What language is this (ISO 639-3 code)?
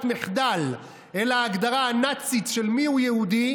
heb